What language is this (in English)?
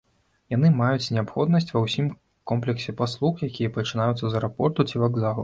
Belarusian